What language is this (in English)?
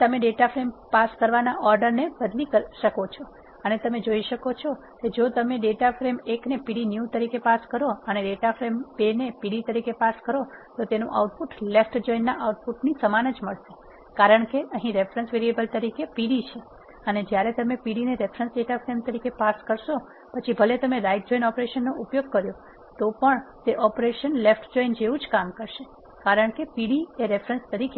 Gujarati